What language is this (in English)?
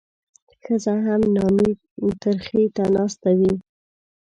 Pashto